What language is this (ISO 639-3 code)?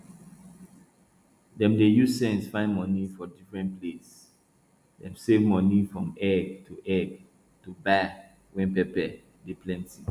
pcm